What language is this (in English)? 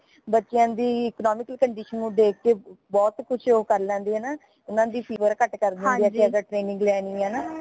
Punjabi